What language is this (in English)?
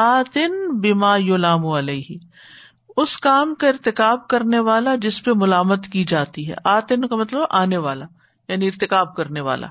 Urdu